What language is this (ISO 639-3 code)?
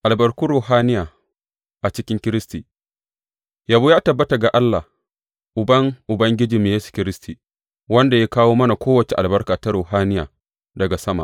hau